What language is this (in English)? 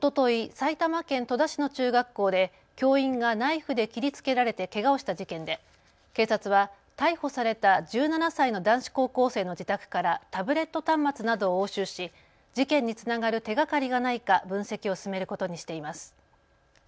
Japanese